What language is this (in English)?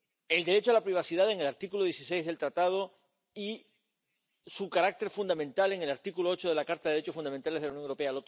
Spanish